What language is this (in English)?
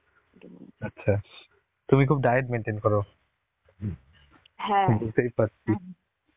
Bangla